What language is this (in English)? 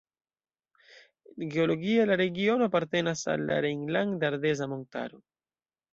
Esperanto